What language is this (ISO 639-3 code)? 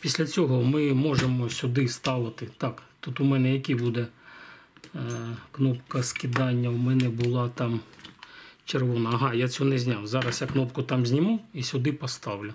ukr